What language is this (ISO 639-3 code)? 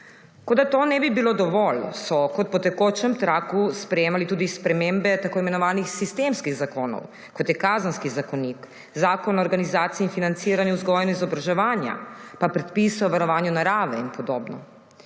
slv